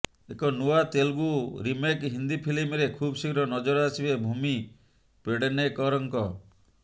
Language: Odia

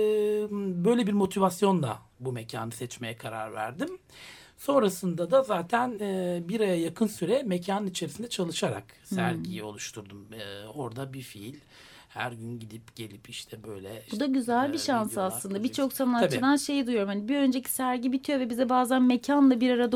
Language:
Turkish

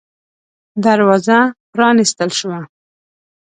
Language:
Pashto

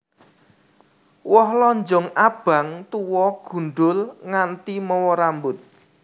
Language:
Javanese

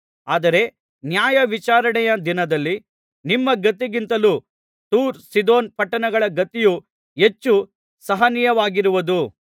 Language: Kannada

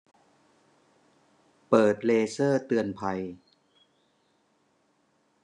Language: Thai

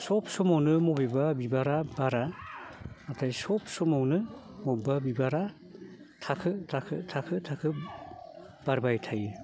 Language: Bodo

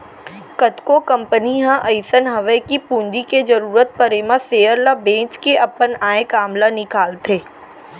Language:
Chhattisgarhi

